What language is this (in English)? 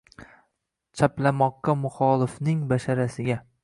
Uzbek